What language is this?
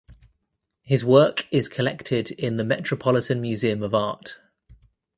English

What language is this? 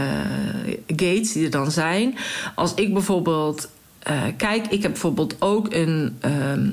Dutch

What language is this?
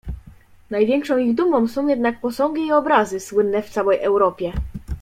Polish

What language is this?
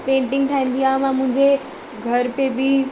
Sindhi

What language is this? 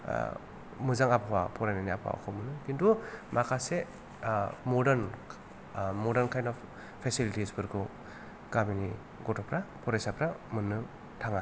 Bodo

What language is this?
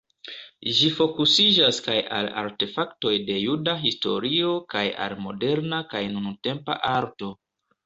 Esperanto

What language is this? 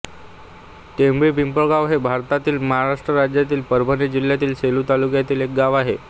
Marathi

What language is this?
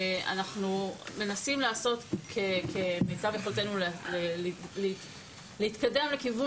Hebrew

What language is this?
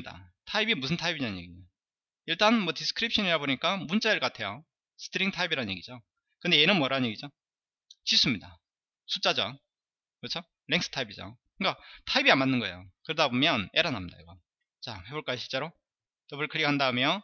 Korean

